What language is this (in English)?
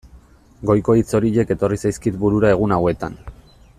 Basque